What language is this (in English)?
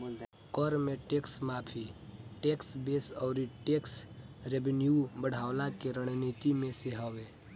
Bhojpuri